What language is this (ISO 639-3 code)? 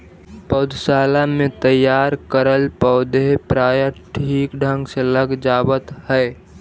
mag